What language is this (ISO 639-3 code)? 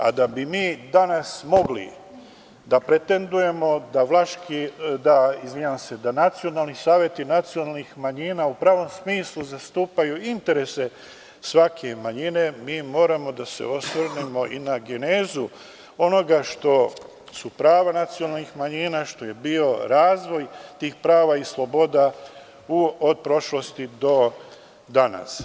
srp